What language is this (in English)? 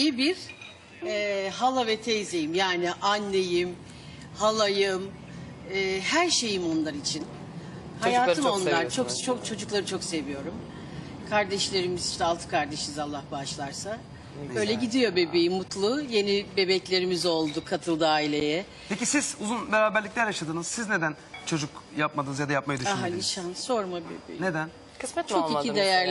Turkish